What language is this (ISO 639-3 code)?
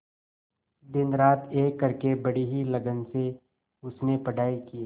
hin